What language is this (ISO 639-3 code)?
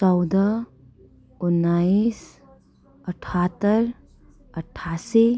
nep